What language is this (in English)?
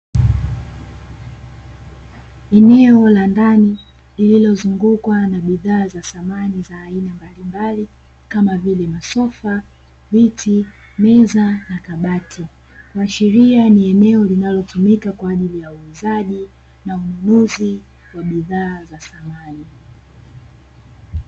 Swahili